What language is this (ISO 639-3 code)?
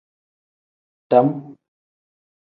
kdh